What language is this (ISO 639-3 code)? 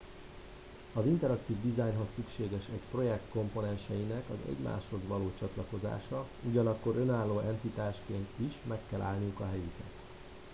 hun